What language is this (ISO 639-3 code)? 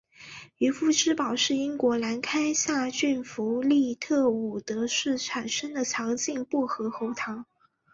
zho